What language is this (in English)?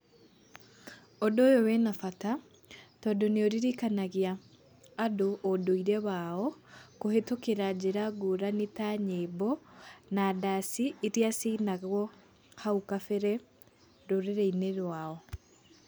Kikuyu